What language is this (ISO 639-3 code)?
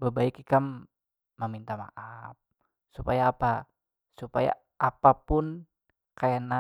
bjn